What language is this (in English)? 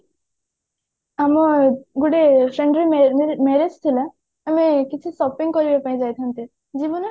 Odia